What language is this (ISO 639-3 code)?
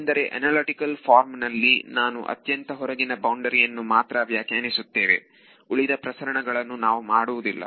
kan